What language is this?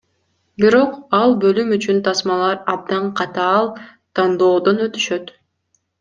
Kyrgyz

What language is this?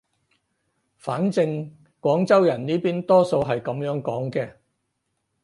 Cantonese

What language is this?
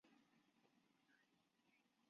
Chinese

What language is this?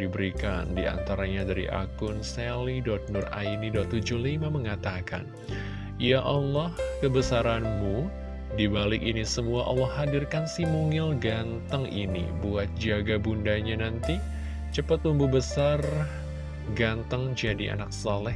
Indonesian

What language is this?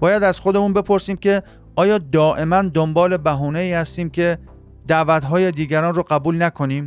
Persian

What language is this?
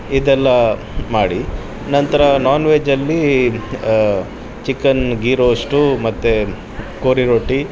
Kannada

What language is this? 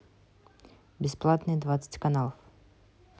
Russian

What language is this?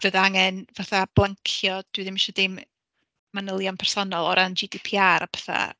Welsh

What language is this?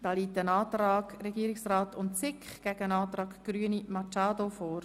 Swiss German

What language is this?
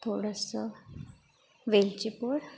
Marathi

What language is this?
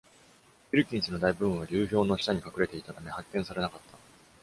Japanese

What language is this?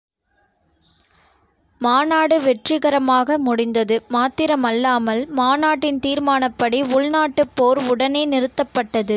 Tamil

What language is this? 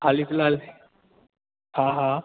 Sindhi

